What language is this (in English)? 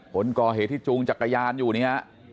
Thai